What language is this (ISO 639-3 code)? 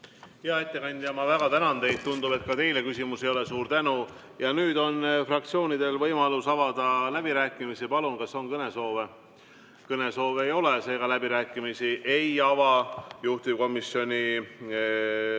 est